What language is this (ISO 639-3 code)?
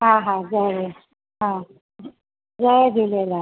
snd